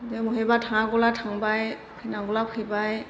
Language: Bodo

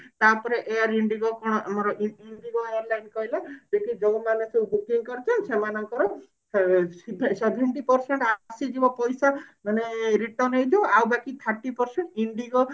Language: Odia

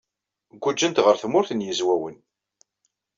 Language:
Kabyle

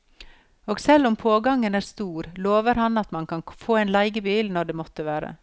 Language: Norwegian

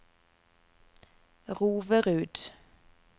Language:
Norwegian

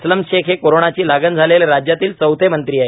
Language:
Marathi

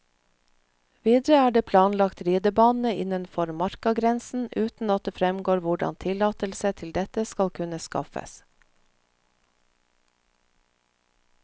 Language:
Norwegian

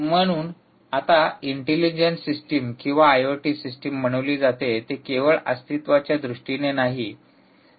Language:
Marathi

